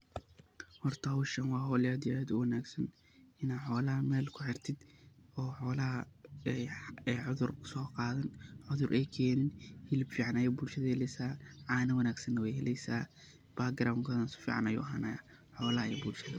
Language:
Somali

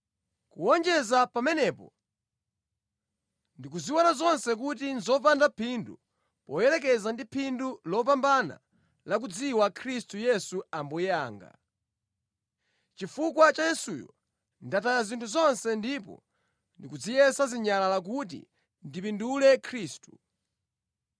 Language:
Nyanja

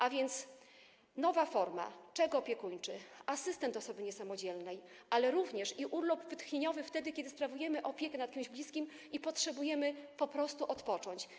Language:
Polish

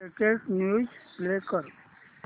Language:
Marathi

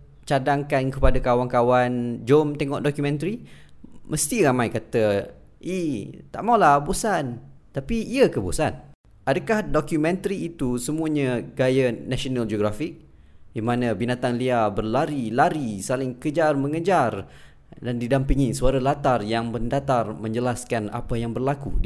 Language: Malay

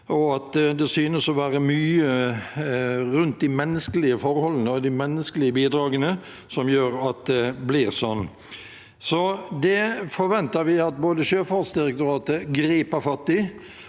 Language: Norwegian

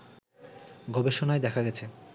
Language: Bangla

